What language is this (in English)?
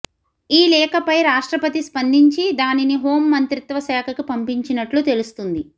Telugu